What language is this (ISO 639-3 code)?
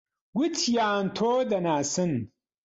ckb